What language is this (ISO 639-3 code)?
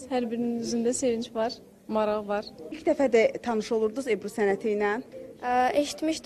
tur